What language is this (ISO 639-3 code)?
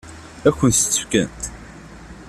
kab